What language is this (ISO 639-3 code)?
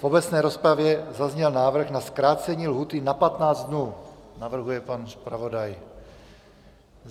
ces